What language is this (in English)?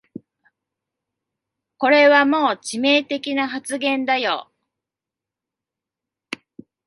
Japanese